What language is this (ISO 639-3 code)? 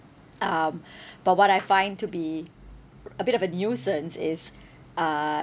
eng